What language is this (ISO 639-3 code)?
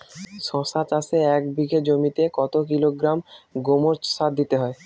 ben